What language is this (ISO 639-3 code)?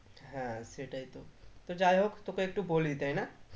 ben